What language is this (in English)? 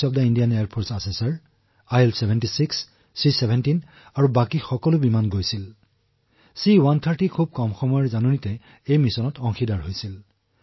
Assamese